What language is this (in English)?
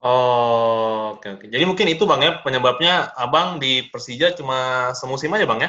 Indonesian